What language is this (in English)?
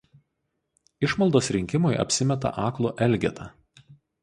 Lithuanian